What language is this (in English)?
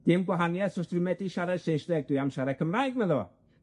Welsh